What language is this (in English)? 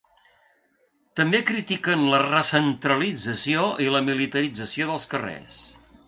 Catalan